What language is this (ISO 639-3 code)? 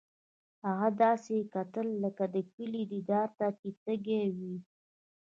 pus